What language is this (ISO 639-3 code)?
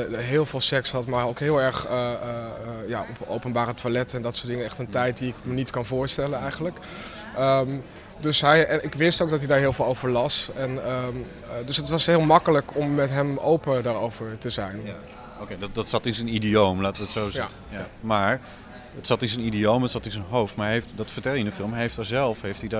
nld